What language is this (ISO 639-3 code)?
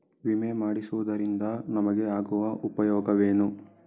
kan